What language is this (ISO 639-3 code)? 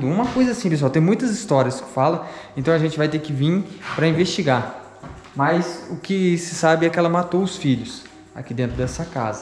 por